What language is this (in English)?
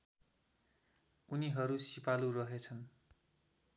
Nepali